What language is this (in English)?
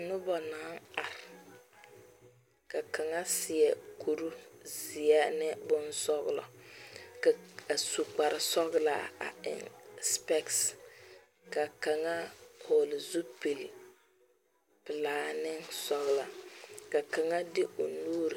Southern Dagaare